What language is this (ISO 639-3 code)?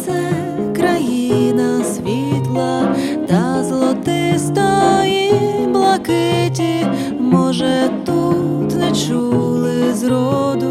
ukr